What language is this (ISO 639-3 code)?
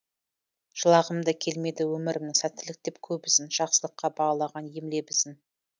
kaz